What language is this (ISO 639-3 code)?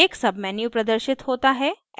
hin